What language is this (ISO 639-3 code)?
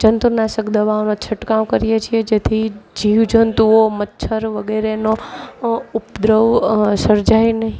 guj